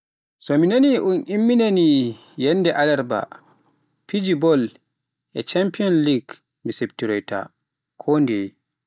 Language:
Pular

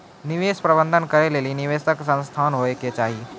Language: Maithili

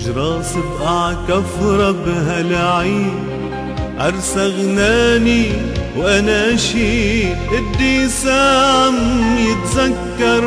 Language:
Arabic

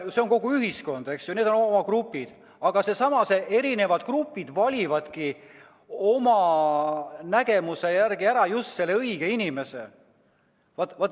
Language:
Estonian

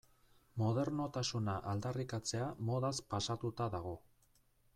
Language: Basque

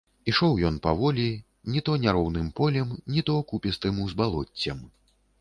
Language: Belarusian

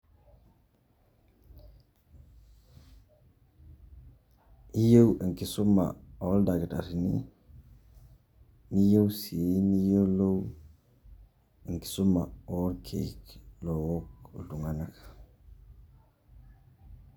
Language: Masai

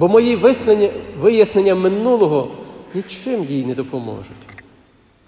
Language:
Ukrainian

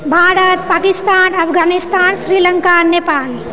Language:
Maithili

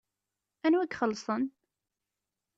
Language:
Kabyle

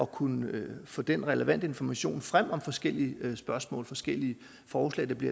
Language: Danish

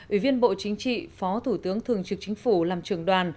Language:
Vietnamese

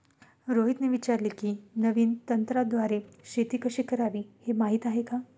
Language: Marathi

